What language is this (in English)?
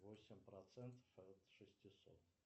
Russian